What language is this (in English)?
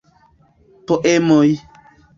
Esperanto